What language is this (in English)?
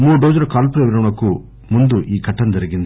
Telugu